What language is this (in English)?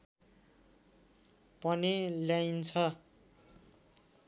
Nepali